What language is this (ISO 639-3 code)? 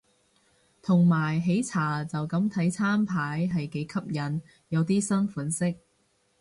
yue